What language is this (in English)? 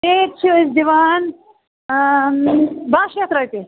Kashmiri